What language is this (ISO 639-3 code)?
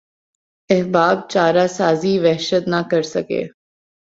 urd